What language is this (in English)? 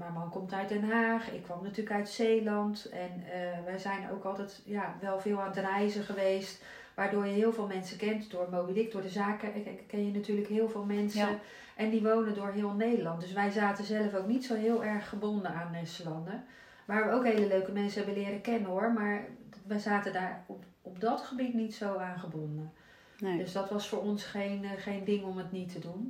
Dutch